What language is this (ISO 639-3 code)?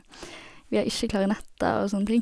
nor